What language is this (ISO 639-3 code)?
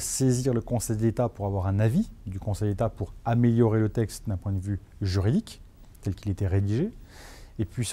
fra